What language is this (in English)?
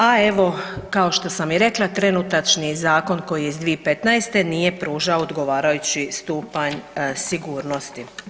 Croatian